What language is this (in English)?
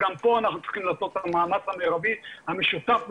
Hebrew